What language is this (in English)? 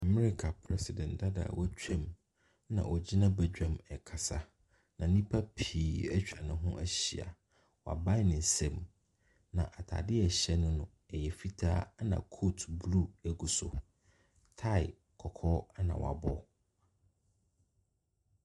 Akan